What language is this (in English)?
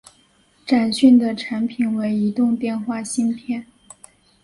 Chinese